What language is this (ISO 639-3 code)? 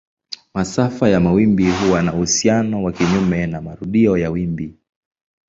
swa